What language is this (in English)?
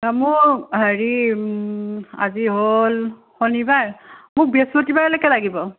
Assamese